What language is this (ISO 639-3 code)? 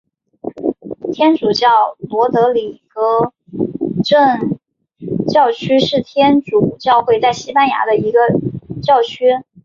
zho